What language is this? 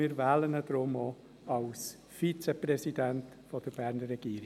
Swiss German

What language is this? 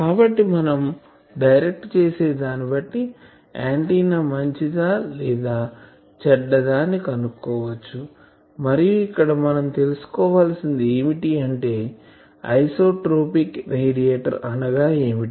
Telugu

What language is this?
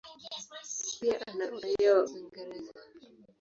Swahili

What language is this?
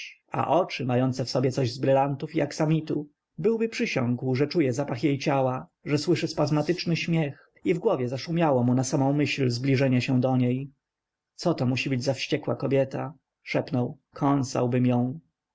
Polish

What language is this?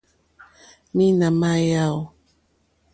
Mokpwe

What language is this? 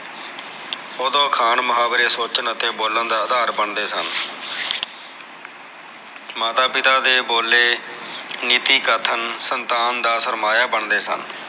Punjabi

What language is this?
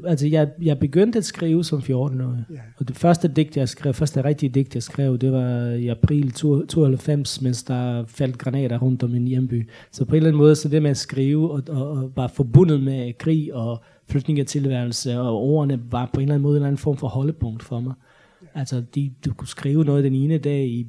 Danish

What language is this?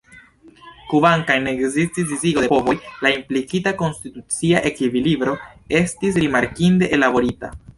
Esperanto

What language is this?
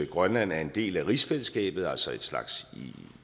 Danish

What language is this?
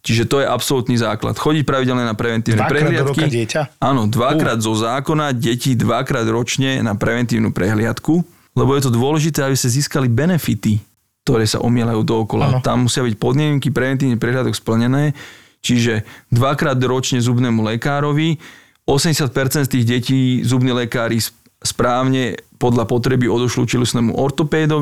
Slovak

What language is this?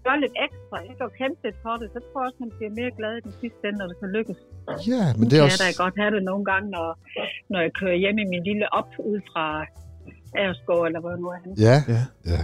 Danish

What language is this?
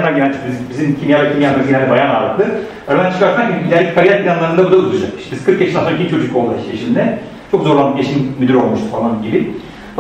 Turkish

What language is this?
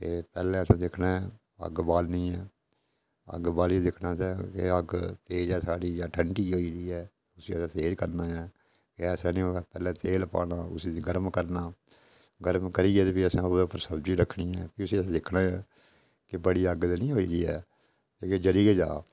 Dogri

